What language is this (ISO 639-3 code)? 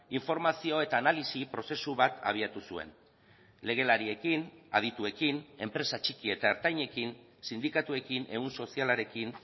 eus